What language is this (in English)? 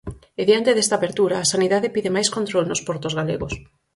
Galician